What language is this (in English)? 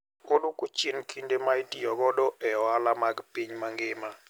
Luo (Kenya and Tanzania)